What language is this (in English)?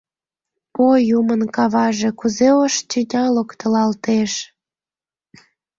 Mari